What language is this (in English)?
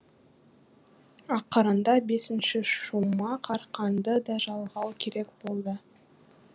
Kazakh